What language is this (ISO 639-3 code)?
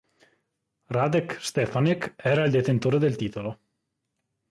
ita